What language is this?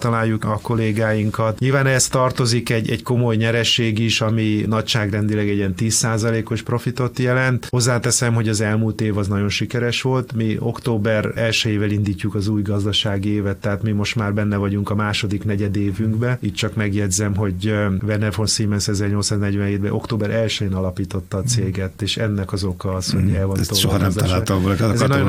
Hungarian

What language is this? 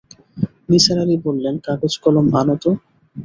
Bangla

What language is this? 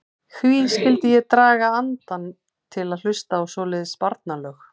Icelandic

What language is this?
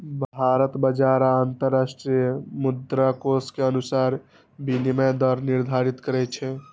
Maithili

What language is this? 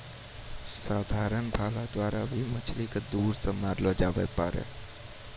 Maithili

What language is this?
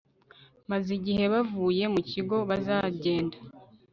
Kinyarwanda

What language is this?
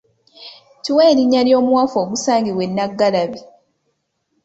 Ganda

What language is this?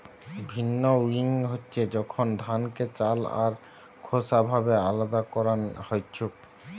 Bangla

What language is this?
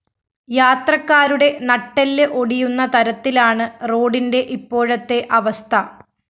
Malayalam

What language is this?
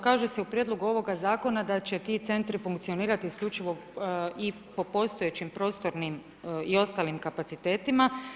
Croatian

